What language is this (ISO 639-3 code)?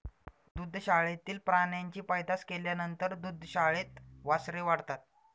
mar